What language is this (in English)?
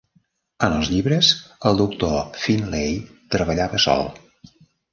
Catalan